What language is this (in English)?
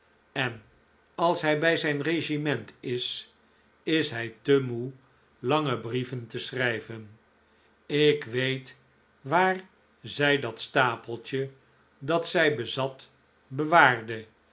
Dutch